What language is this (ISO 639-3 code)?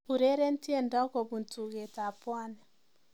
kln